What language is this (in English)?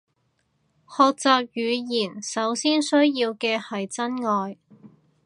Cantonese